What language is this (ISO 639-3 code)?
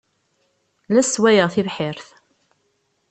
kab